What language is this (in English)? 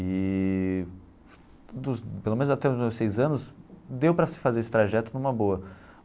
Portuguese